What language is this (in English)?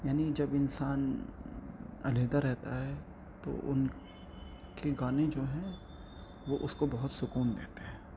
Urdu